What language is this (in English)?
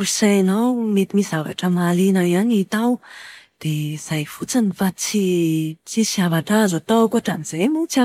Malagasy